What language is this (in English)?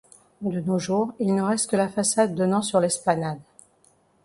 French